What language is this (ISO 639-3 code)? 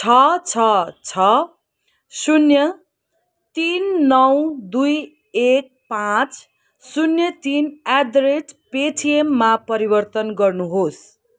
nep